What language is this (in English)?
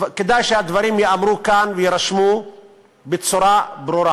Hebrew